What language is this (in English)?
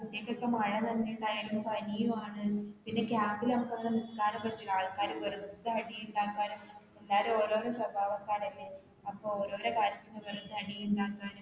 Malayalam